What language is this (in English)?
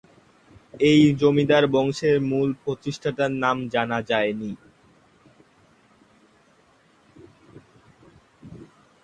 Bangla